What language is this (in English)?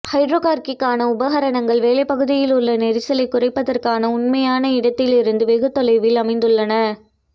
Tamil